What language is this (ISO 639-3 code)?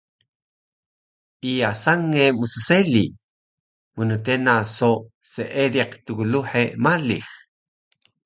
trv